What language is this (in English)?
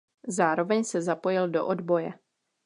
Czech